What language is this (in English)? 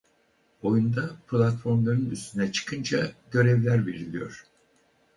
Turkish